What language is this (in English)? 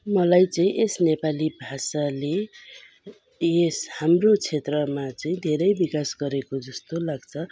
Nepali